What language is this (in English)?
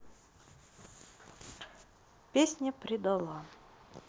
Russian